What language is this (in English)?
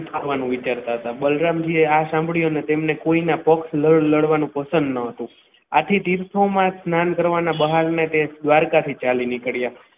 Gujarati